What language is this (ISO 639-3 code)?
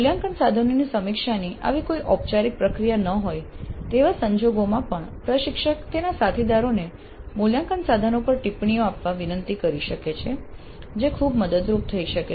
guj